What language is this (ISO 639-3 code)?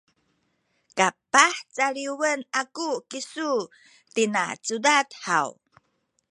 szy